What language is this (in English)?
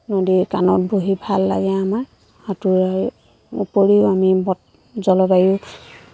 Assamese